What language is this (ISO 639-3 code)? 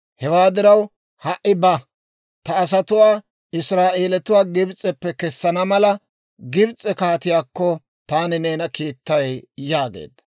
dwr